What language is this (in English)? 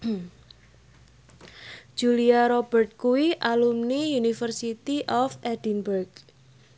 Javanese